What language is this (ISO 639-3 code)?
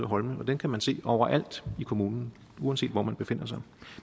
dan